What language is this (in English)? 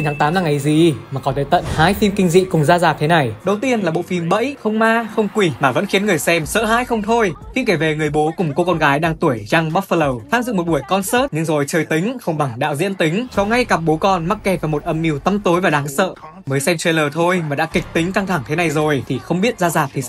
Vietnamese